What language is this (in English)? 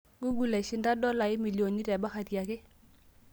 Masai